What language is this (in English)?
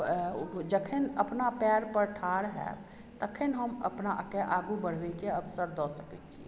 Maithili